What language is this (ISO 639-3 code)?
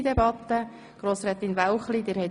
gsw